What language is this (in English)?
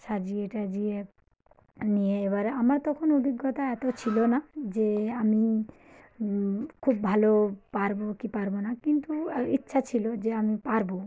Bangla